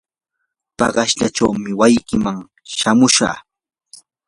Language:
Yanahuanca Pasco Quechua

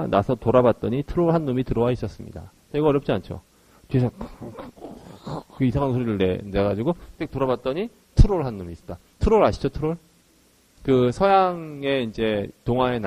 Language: Korean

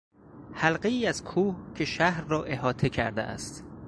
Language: Persian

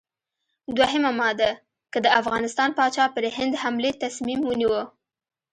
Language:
Pashto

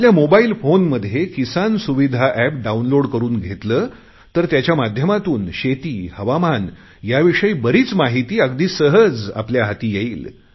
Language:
Marathi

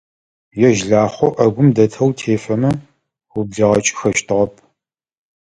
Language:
Adyghe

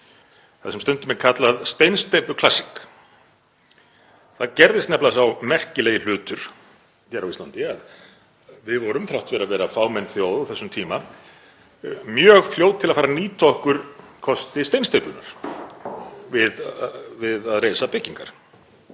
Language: Icelandic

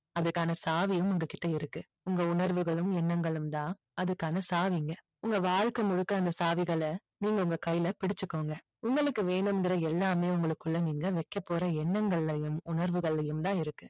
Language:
Tamil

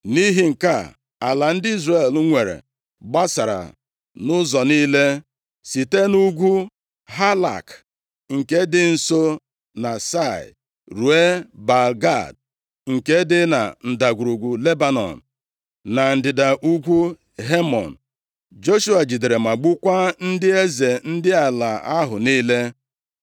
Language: Igbo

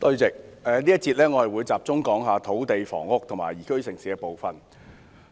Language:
Cantonese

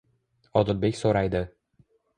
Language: Uzbek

